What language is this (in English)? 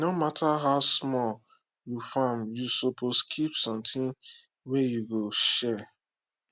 Nigerian Pidgin